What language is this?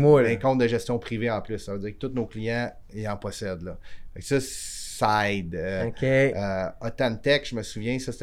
French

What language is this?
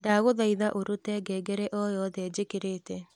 Kikuyu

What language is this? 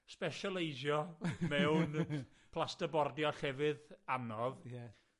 Welsh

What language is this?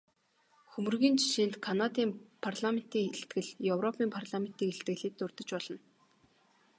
Mongolian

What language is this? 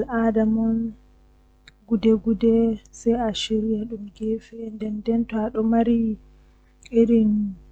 Western Niger Fulfulde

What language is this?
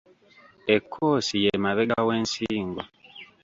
Ganda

